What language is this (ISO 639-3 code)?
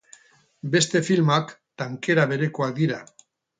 eus